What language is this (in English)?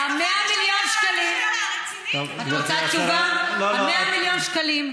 Hebrew